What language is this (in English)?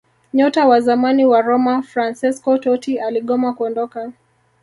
Swahili